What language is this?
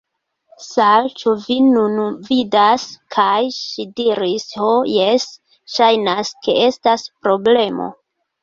Esperanto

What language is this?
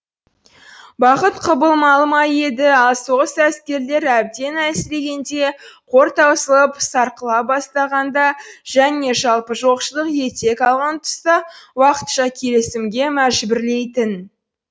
Kazakh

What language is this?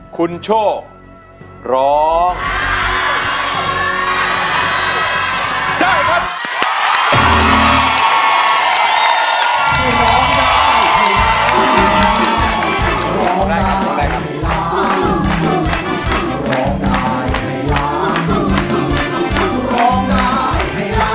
Thai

